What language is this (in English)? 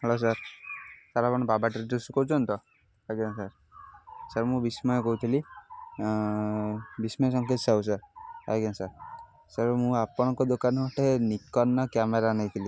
Odia